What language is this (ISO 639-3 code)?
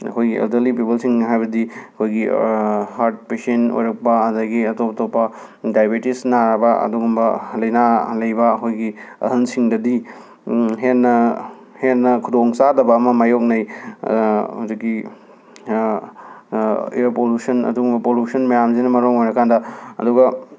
mni